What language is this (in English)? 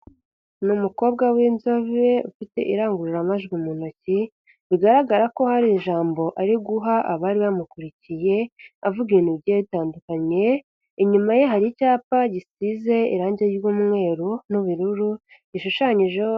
Kinyarwanda